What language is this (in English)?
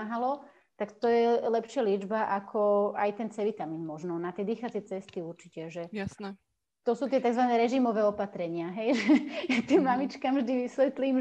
Slovak